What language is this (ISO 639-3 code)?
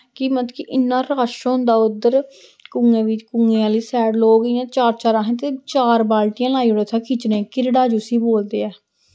doi